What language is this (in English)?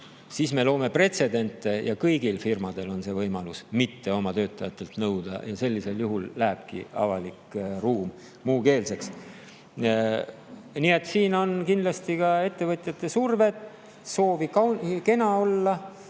Estonian